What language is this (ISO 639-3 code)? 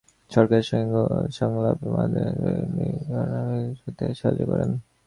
ben